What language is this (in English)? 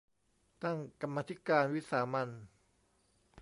Thai